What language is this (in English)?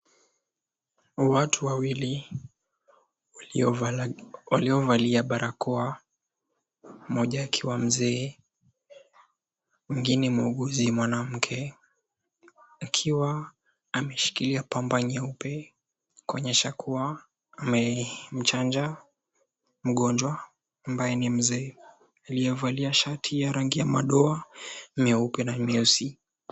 Swahili